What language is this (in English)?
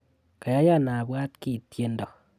Kalenjin